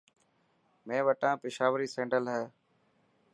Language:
Dhatki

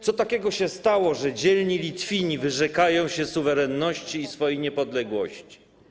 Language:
Polish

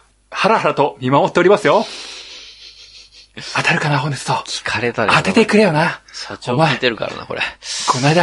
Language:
Japanese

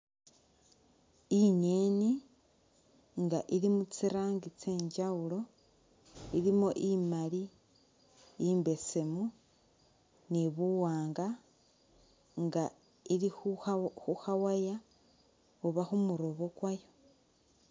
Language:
Masaaba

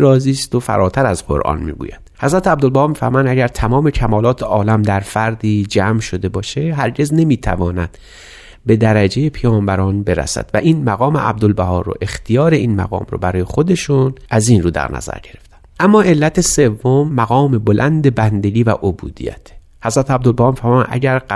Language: Persian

